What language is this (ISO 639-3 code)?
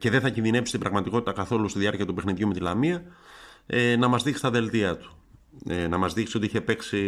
ell